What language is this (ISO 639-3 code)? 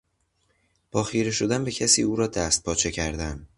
fas